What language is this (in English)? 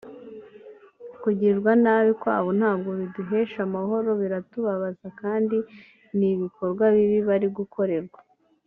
Kinyarwanda